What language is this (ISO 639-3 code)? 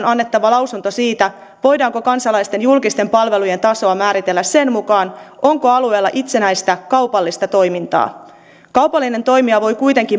fin